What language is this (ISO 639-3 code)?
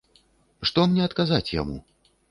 bel